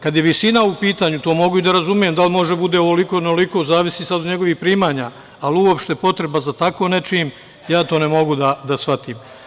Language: Serbian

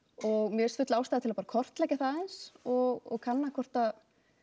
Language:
Icelandic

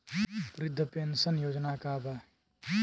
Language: Bhojpuri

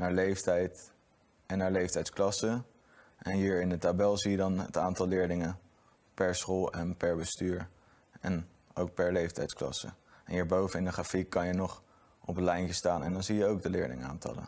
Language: Dutch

